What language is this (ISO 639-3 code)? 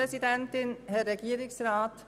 gsw